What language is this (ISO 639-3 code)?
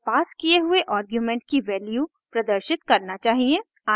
hin